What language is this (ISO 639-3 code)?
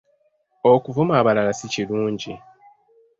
lug